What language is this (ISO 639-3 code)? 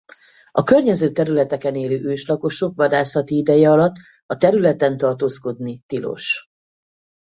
hun